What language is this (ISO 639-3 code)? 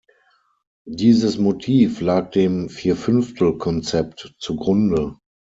deu